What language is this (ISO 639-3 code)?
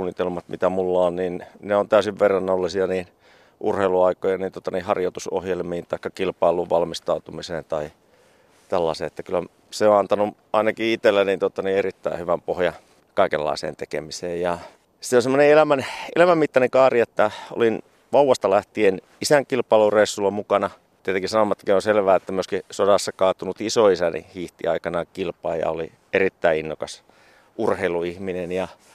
fin